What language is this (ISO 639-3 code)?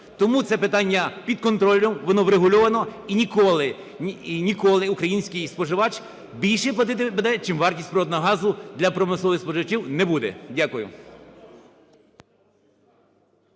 ukr